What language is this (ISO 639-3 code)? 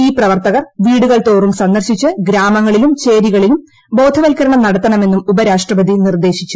mal